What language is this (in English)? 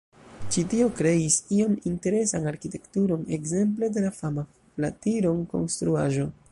Esperanto